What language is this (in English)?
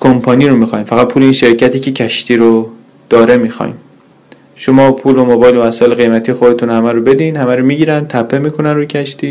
Persian